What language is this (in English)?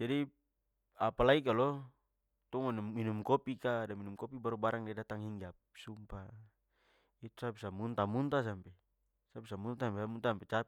Papuan Malay